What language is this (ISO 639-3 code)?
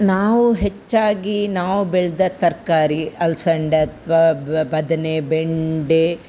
kan